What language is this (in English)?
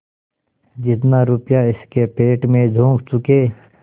Hindi